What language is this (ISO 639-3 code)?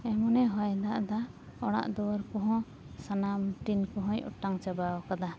sat